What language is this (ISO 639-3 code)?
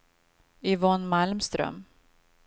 swe